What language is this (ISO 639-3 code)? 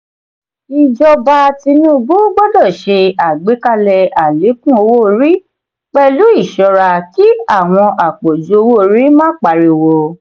yor